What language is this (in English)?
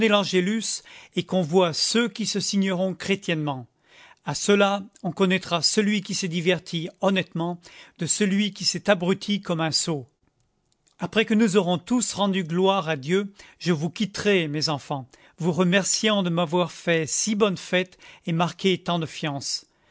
French